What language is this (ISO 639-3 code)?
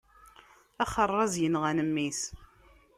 kab